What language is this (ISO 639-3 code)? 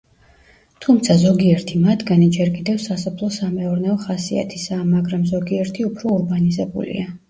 kat